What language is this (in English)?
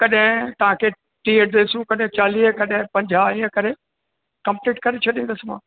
Sindhi